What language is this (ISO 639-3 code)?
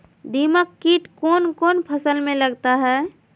mag